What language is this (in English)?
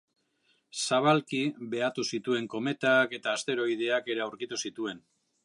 Basque